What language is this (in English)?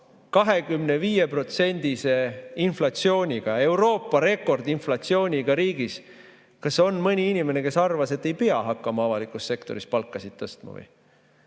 Estonian